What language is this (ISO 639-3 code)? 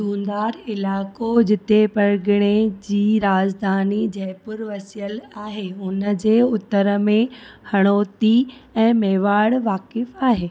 snd